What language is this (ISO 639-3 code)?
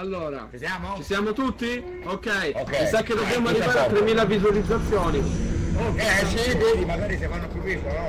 ita